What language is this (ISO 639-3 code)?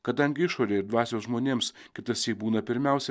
lit